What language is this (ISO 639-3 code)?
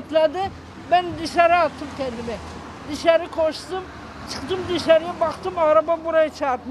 tur